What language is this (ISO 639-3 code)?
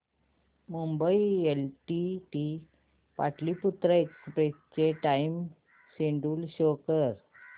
mar